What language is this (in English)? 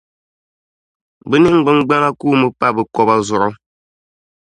Dagbani